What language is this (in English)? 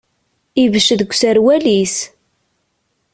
Kabyle